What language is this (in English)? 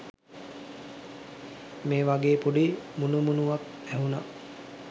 Sinhala